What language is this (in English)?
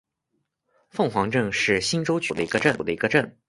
Chinese